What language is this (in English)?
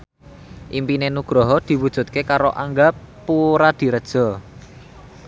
Javanese